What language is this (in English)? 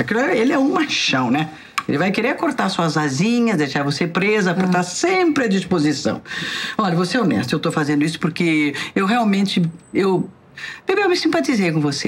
Portuguese